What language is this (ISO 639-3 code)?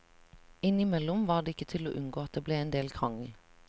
nor